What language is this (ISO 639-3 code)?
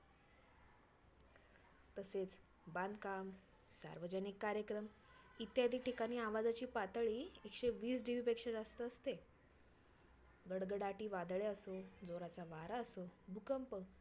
mar